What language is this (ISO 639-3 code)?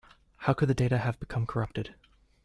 eng